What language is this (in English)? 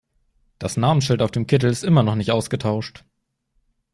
German